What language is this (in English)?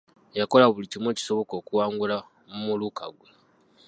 Ganda